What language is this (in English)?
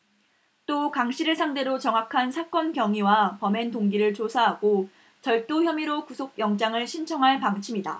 Korean